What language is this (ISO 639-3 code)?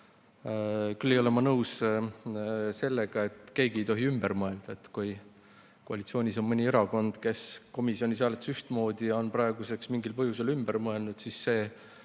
est